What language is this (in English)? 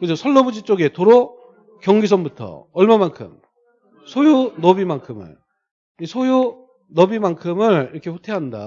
Korean